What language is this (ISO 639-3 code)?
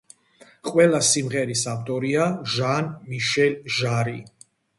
kat